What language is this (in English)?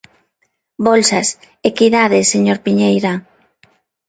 Galician